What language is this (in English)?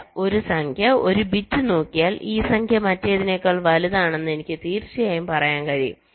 Malayalam